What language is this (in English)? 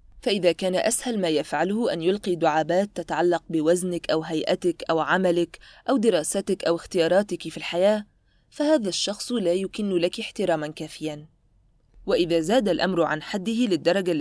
Arabic